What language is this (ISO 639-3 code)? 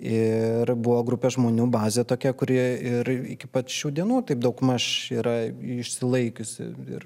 lit